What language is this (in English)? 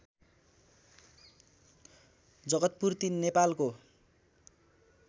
Nepali